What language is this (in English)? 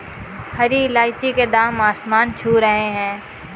Hindi